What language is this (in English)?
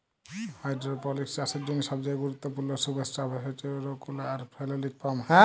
Bangla